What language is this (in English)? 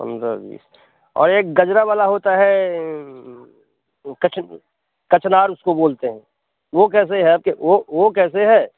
Hindi